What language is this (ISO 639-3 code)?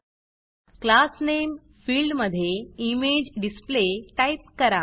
mar